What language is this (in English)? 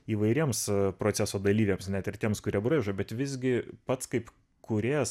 Lithuanian